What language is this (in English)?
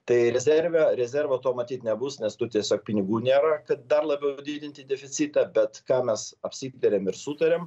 Lithuanian